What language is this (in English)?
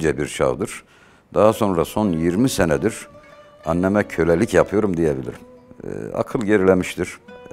Turkish